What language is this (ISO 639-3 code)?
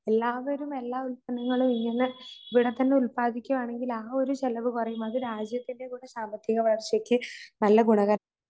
mal